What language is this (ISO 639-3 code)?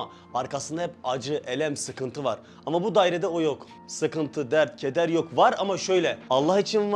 tur